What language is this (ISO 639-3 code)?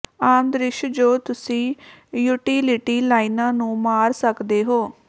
pan